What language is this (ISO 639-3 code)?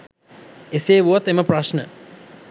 sin